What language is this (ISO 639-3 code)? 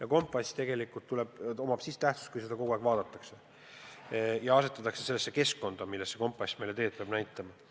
est